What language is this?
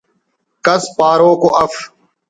Brahui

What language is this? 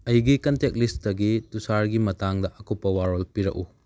Manipuri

